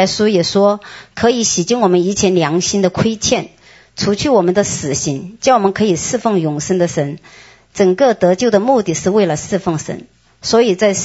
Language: Chinese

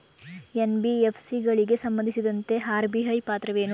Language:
Kannada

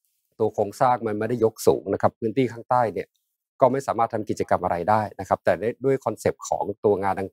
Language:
Thai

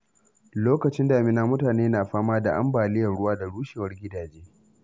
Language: Hausa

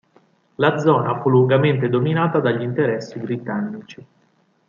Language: Italian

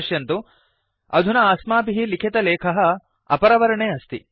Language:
Sanskrit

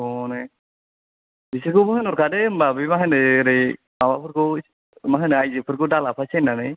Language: Bodo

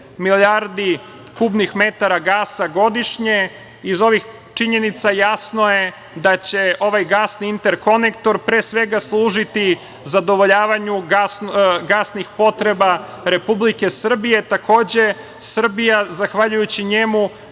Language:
Serbian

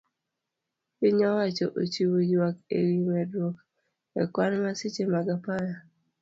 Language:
Luo (Kenya and Tanzania)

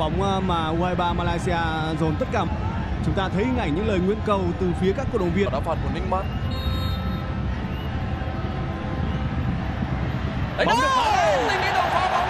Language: Vietnamese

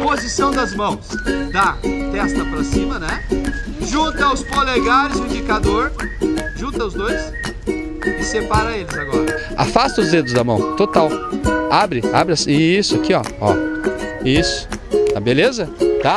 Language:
Portuguese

